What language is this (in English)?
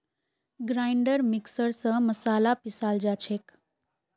Magahi